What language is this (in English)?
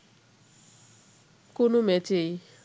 Bangla